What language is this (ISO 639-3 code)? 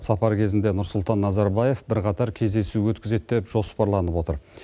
kaz